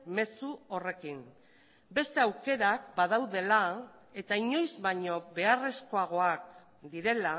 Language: Basque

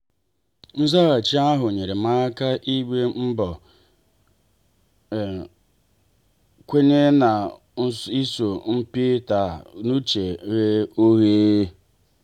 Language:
Igbo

